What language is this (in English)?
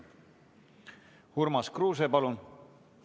Estonian